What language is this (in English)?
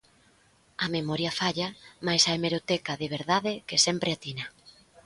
Galician